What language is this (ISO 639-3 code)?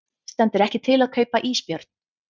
isl